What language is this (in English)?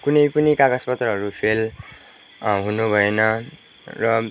Nepali